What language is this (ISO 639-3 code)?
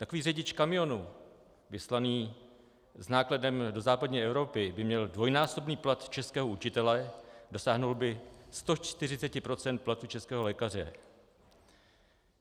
ces